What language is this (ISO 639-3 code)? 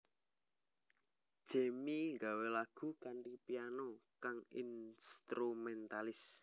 jav